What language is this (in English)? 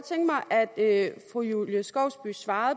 Danish